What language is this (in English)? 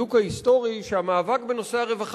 Hebrew